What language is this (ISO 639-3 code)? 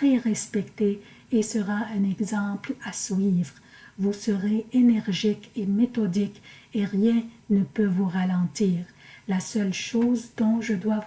fra